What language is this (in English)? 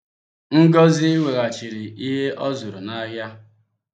Igbo